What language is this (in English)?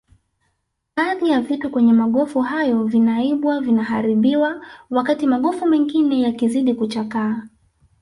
Swahili